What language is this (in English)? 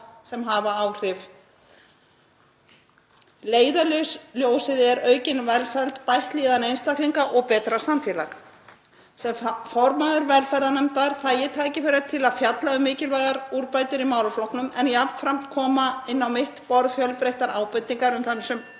Icelandic